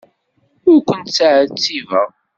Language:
Kabyle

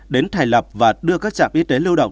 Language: Vietnamese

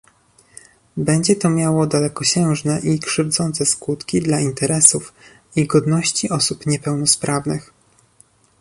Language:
Polish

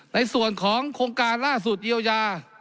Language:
Thai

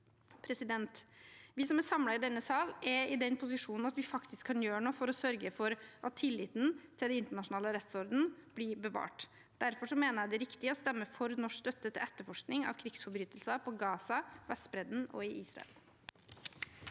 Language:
Norwegian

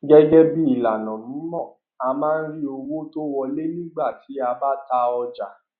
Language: Yoruba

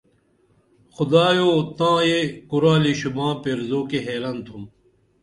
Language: Dameli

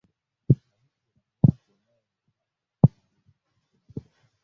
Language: Swahili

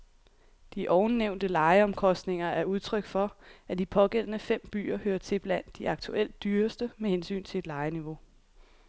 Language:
Danish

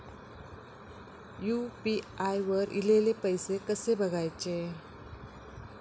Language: Marathi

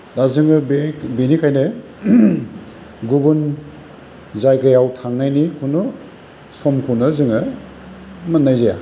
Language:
Bodo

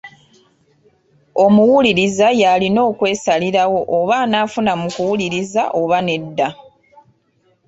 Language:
Ganda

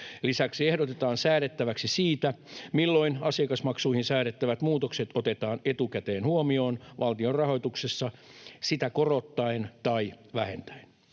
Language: Finnish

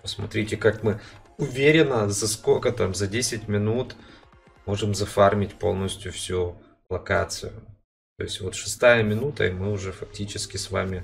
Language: Russian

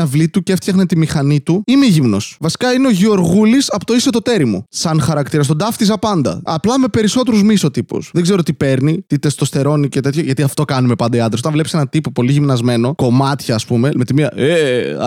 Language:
Greek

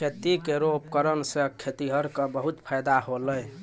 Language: Maithili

